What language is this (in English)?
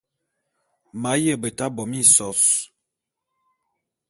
Bulu